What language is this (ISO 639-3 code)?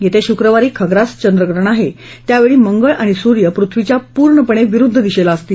mar